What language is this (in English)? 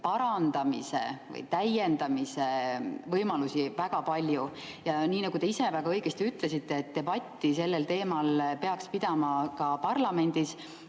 Estonian